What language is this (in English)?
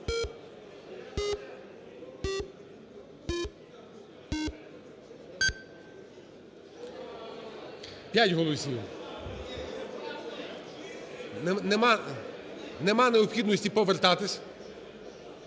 Ukrainian